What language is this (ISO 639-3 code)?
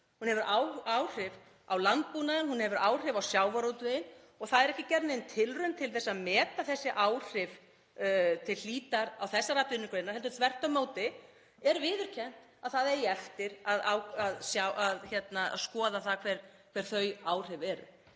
isl